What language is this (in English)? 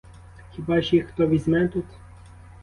Ukrainian